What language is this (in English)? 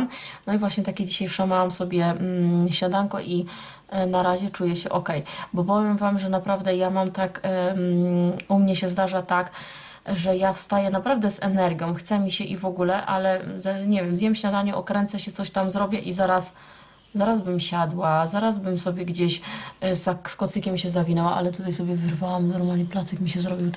Polish